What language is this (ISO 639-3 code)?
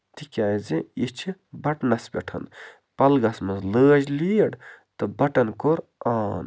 kas